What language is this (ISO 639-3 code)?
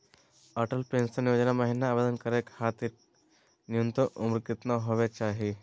mag